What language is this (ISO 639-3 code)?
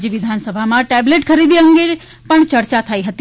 guj